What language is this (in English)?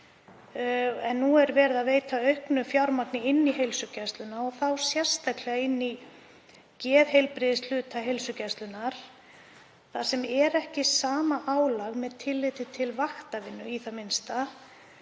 Icelandic